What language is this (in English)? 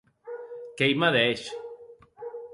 Occitan